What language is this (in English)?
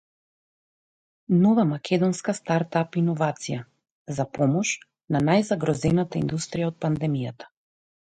Macedonian